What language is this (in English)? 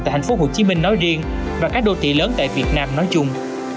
Vietnamese